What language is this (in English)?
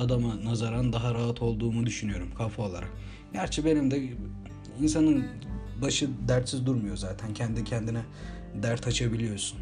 Turkish